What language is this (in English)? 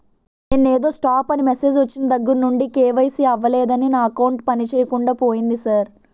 Telugu